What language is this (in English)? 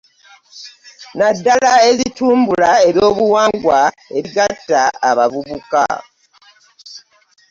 Ganda